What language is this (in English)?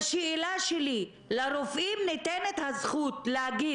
Hebrew